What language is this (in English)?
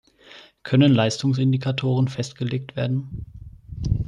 German